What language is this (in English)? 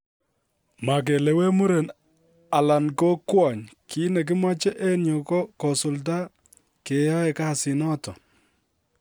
Kalenjin